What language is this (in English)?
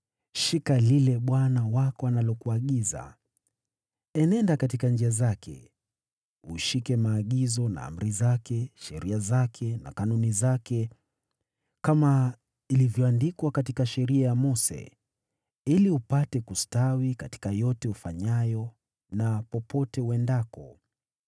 Swahili